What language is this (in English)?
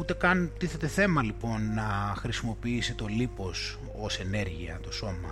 Greek